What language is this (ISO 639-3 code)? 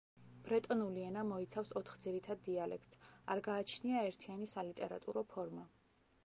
kat